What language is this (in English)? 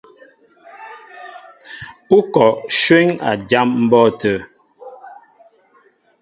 Mbo (Cameroon)